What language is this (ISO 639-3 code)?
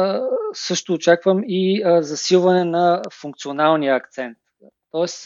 bul